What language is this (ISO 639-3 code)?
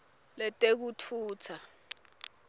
ssw